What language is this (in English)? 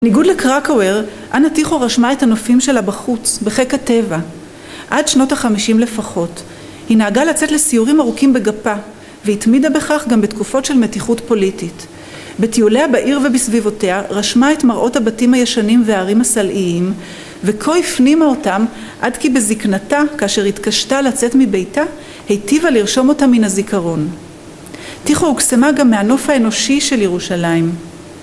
Hebrew